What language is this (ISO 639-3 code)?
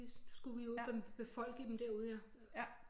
dan